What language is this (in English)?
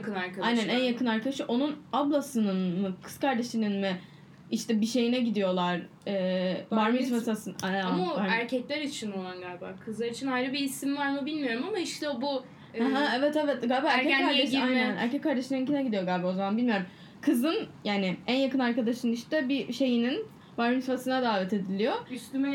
Turkish